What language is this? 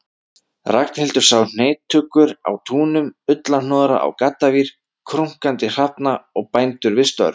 Icelandic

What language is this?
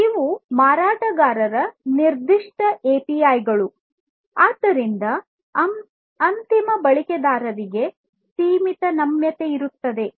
Kannada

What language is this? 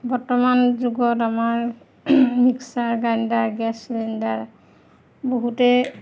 Assamese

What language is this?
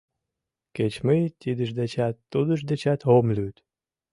Mari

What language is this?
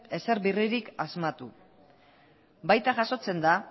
Basque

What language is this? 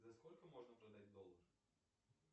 Russian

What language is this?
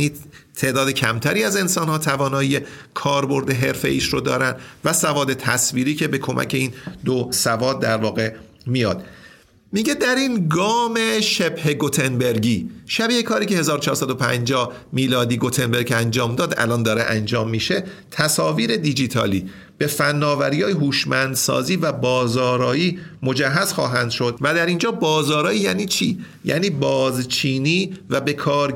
Persian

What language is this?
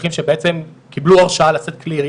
Hebrew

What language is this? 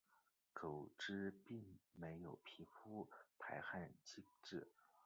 Chinese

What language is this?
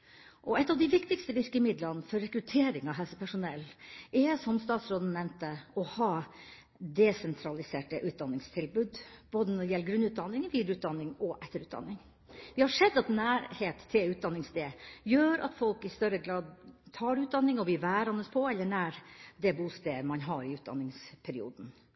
Norwegian Bokmål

